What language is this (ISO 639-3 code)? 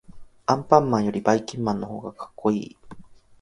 jpn